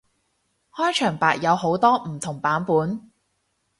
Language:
Cantonese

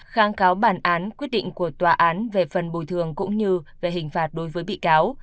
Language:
Vietnamese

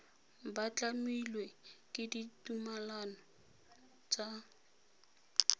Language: Tswana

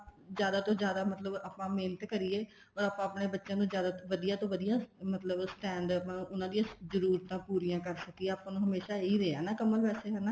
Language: Punjabi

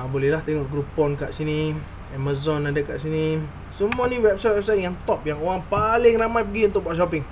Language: Malay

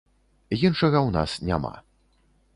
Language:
Belarusian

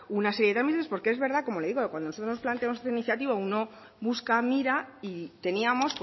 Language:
Spanish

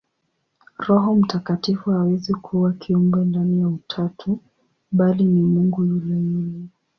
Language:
Swahili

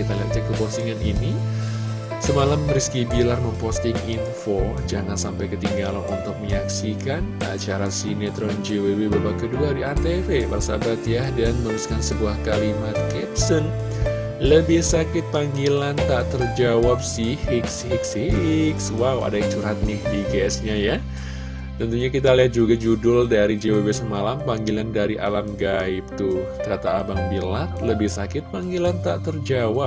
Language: Indonesian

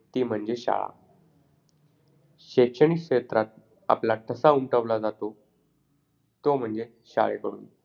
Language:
Marathi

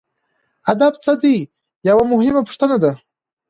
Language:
Pashto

